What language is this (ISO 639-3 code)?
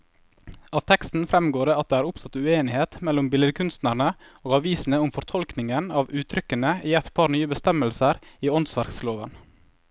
nor